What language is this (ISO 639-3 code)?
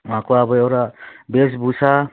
nep